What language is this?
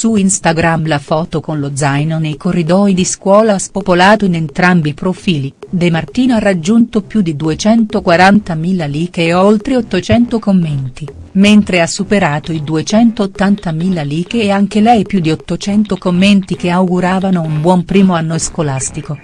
Italian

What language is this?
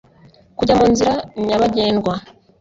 Kinyarwanda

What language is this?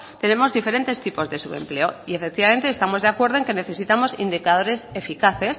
Spanish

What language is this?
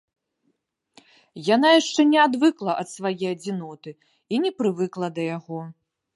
Belarusian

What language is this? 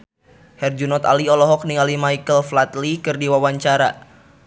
Sundanese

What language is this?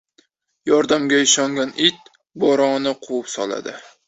Uzbek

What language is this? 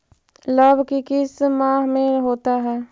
Magahi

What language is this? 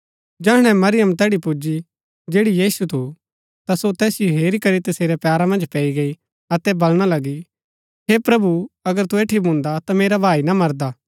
Gaddi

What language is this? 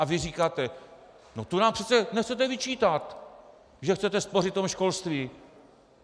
Czech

